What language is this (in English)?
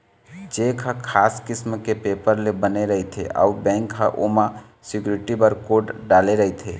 Chhattisgarhi